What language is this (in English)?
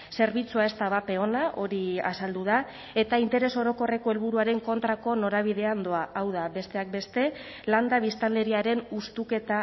Basque